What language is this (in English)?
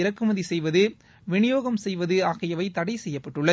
Tamil